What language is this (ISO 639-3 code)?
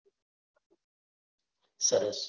guj